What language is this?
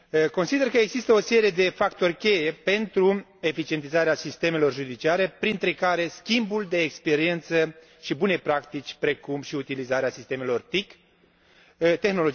Romanian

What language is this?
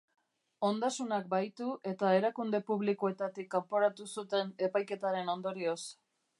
Basque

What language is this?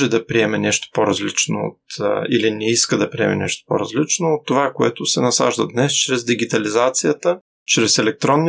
Bulgarian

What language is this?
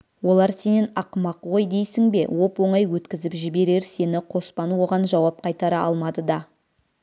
Kazakh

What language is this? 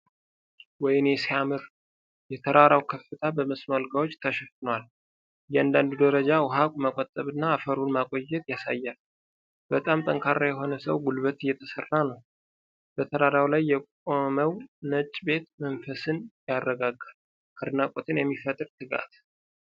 Amharic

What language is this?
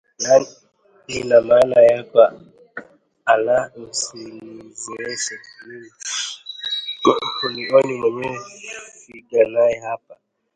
Swahili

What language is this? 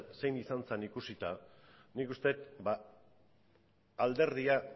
Basque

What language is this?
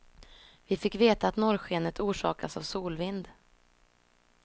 Swedish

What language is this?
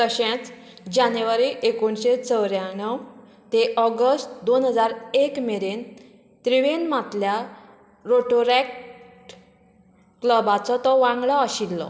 Konkani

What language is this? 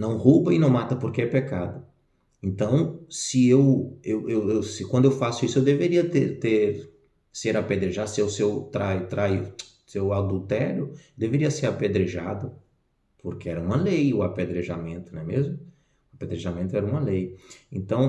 Portuguese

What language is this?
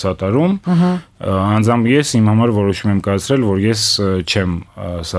Romanian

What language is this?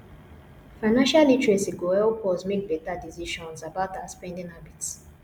Nigerian Pidgin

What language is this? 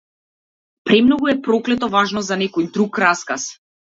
Macedonian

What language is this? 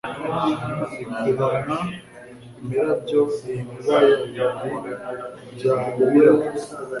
Kinyarwanda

